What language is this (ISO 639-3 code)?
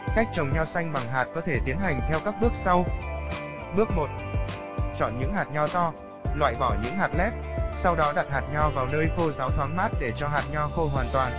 vie